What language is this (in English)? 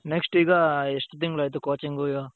Kannada